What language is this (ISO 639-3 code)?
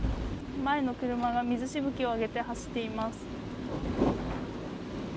jpn